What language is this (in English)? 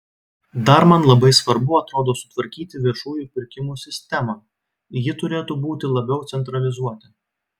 Lithuanian